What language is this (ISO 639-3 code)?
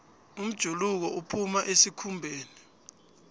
nbl